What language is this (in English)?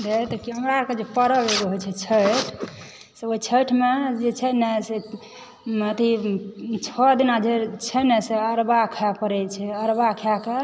Maithili